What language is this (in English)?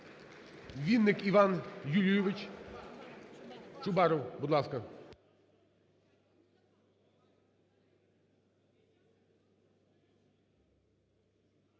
Ukrainian